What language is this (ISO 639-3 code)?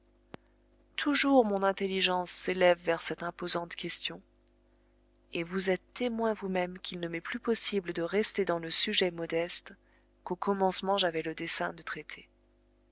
fra